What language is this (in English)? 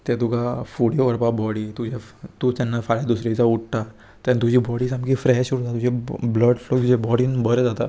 Konkani